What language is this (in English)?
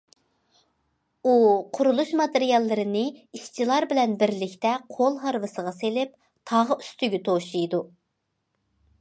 Uyghur